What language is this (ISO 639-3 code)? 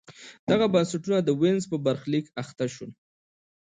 pus